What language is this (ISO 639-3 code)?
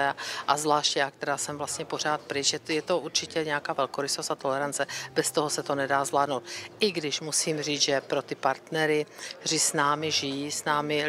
ces